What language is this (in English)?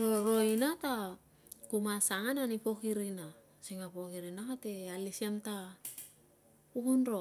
Tungag